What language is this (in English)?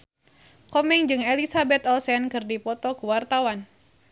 Sundanese